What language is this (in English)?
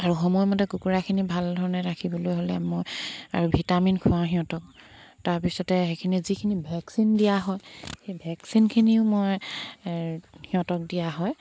Assamese